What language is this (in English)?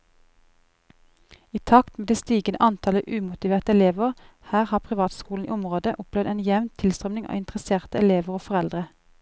Norwegian